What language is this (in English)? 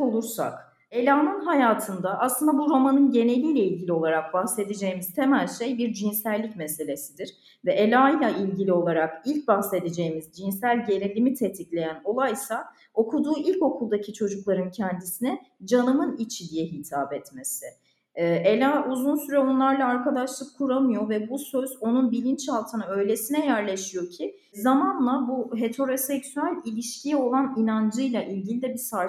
Turkish